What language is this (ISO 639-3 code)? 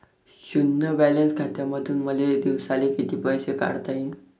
mar